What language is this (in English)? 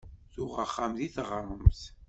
Kabyle